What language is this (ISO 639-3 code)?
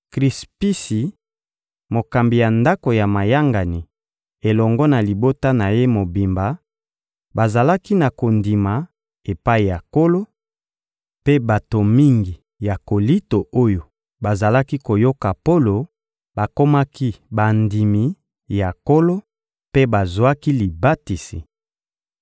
lin